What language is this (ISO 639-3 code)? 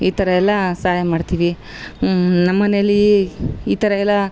kan